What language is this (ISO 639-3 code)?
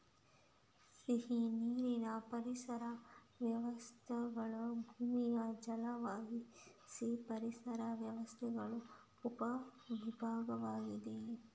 kan